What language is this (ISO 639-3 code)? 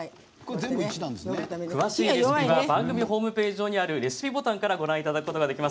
jpn